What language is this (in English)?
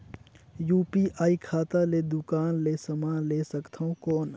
Chhattisgarhi